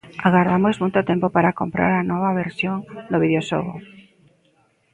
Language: Galician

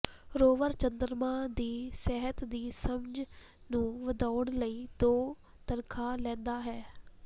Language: Punjabi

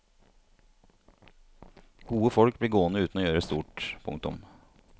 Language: Norwegian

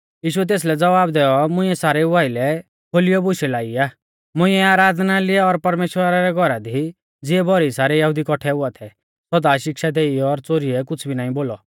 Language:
Mahasu Pahari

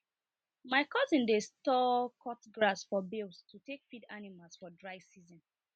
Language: Nigerian Pidgin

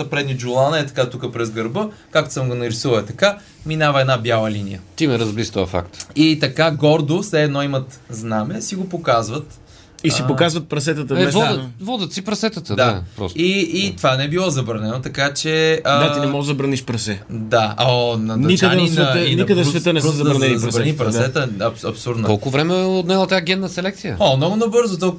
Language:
Bulgarian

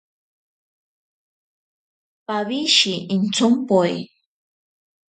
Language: Ashéninka Perené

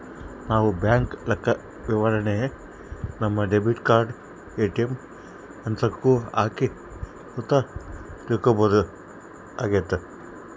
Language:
Kannada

